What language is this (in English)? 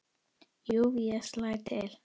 Icelandic